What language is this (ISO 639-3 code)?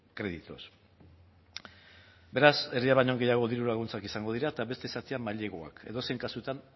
eus